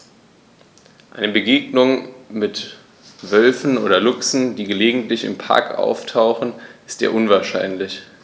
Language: German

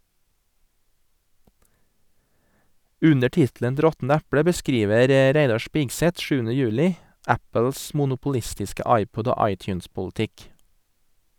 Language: Norwegian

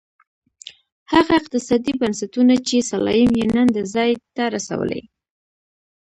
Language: Pashto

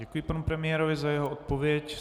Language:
Czech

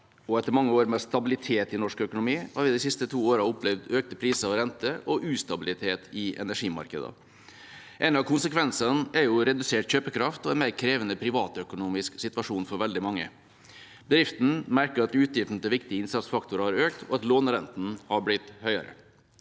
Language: Norwegian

